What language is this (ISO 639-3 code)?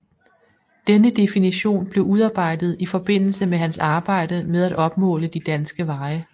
dan